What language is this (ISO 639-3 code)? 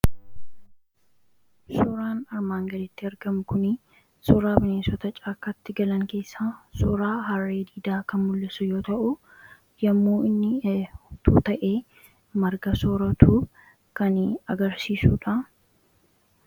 orm